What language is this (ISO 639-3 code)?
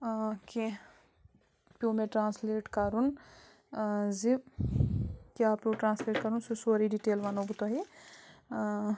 kas